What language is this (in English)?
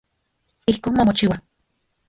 Central Puebla Nahuatl